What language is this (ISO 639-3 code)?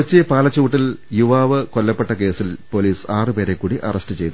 mal